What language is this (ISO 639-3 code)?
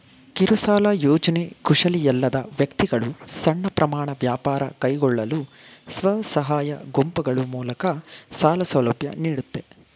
kan